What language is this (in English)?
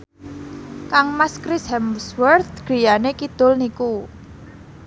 Javanese